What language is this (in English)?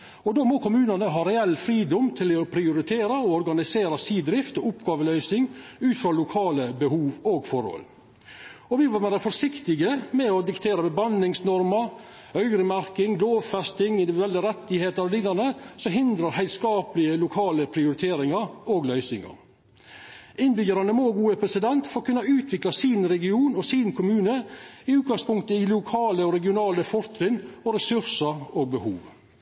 Norwegian Nynorsk